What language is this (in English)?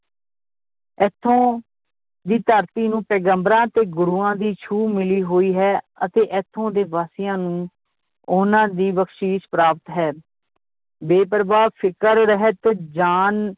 Punjabi